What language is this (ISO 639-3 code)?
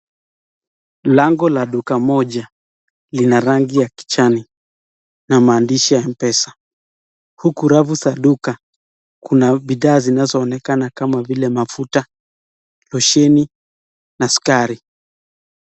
swa